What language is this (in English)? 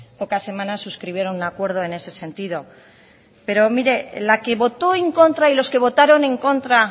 Spanish